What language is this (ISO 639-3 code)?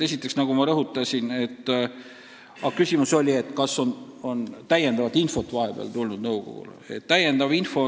est